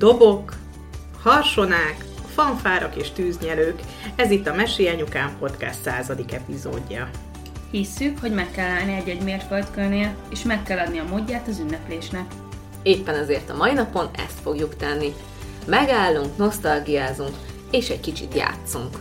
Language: Hungarian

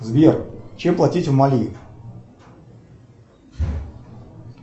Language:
Russian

